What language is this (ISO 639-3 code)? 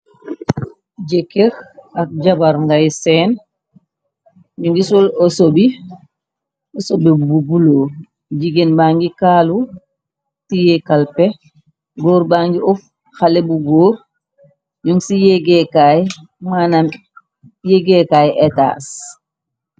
wol